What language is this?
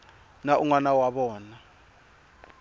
Tsonga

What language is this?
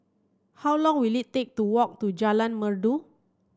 English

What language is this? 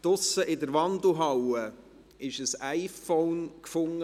Swiss German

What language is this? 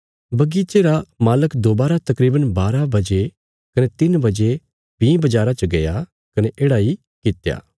Bilaspuri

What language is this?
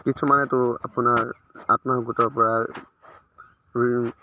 Assamese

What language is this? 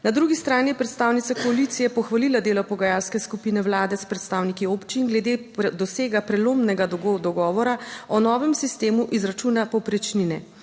Slovenian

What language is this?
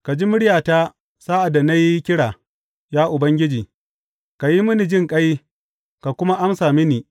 Hausa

